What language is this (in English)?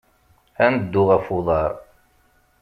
Kabyle